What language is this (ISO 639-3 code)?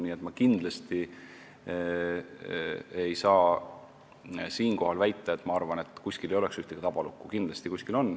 est